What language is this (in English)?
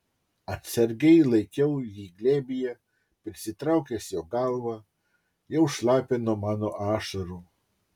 Lithuanian